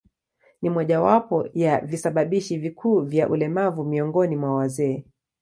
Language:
Swahili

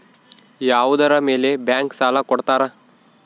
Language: Kannada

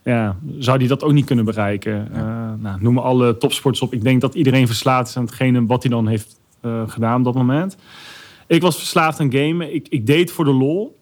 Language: Dutch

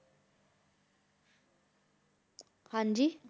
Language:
Punjabi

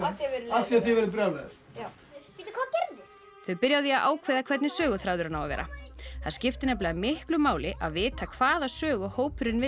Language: Icelandic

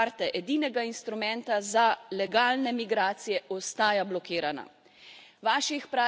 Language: Slovenian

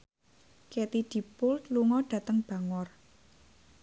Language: Javanese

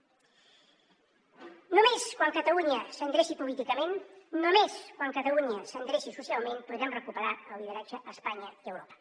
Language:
Catalan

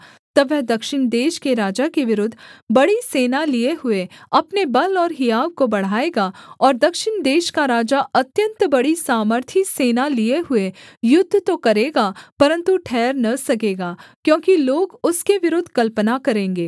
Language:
Hindi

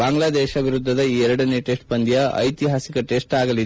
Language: Kannada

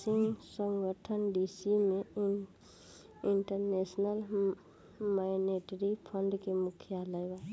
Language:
Bhojpuri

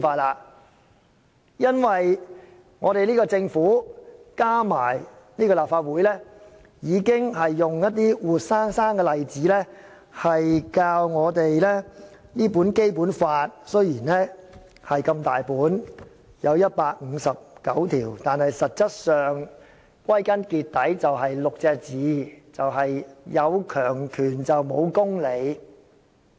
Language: Cantonese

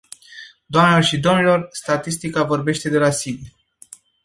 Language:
Romanian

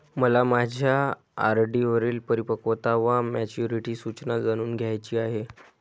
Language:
Marathi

